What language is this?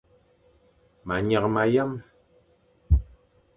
Fang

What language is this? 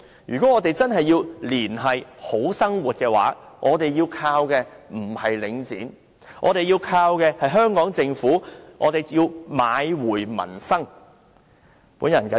Cantonese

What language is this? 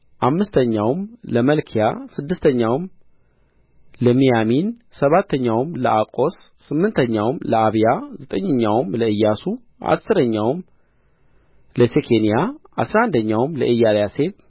Amharic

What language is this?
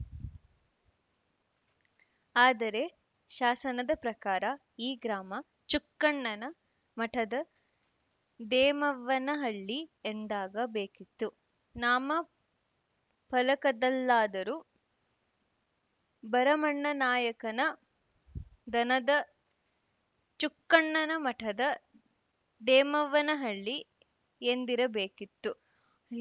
Kannada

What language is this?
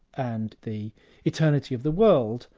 English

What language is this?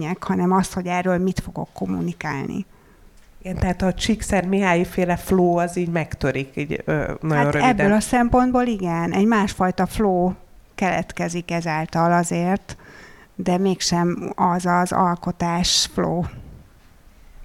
Hungarian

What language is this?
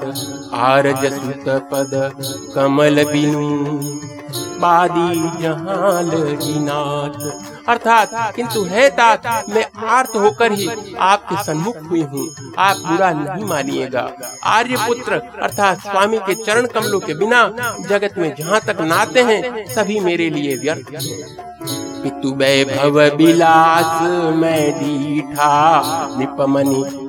Hindi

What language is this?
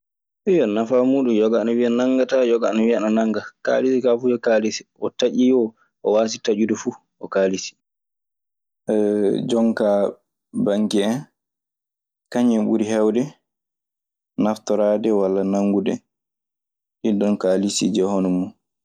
Maasina Fulfulde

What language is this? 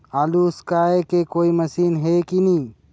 Chhattisgarhi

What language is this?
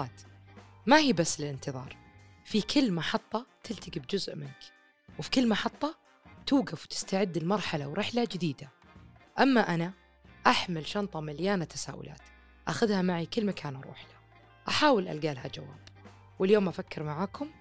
Arabic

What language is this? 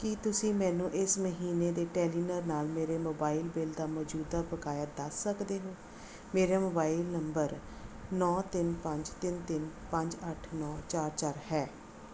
Punjabi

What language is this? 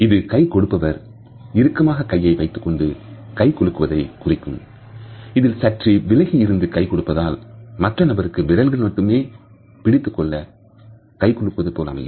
Tamil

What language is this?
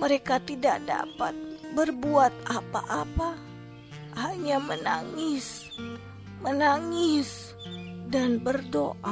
Indonesian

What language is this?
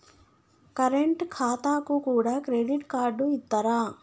Telugu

